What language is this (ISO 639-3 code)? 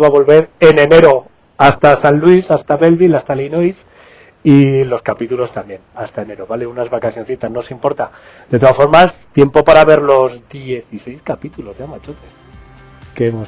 spa